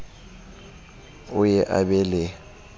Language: Southern Sotho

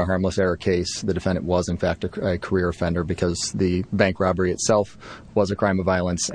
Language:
English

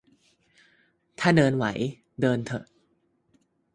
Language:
Thai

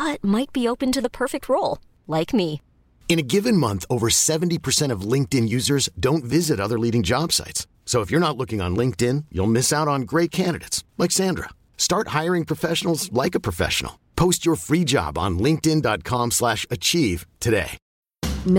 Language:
Filipino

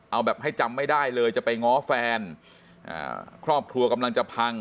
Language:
Thai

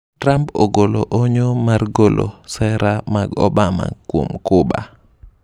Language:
Luo (Kenya and Tanzania)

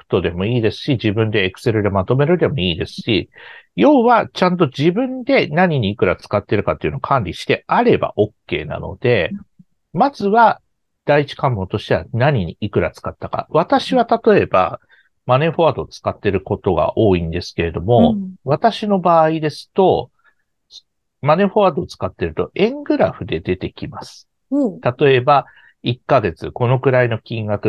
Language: Japanese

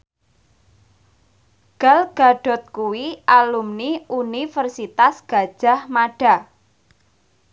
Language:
Javanese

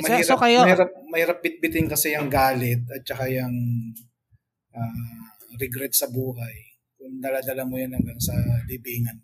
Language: Filipino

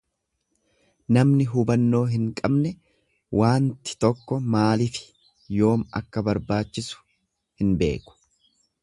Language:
Oromo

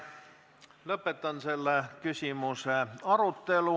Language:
Estonian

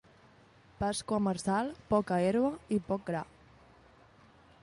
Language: Catalan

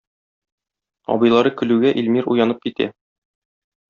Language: Tatar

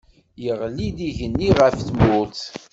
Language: Kabyle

